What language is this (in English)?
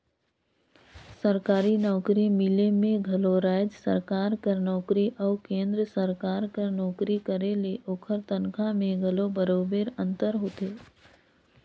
Chhattisgarhi